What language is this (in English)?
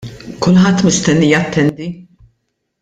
Maltese